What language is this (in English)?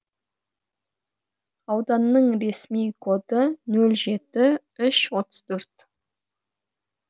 Kazakh